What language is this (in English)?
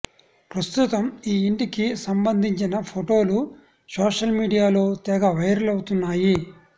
Telugu